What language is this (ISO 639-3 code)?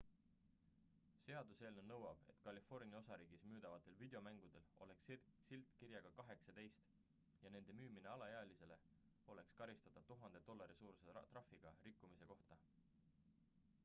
est